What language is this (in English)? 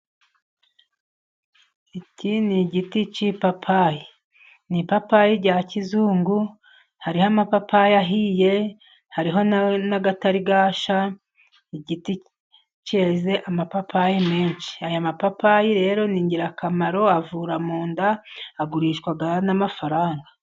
Kinyarwanda